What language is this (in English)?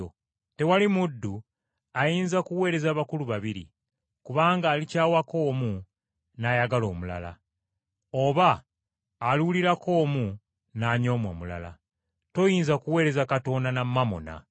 Ganda